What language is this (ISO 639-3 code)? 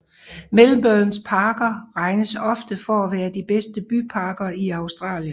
dan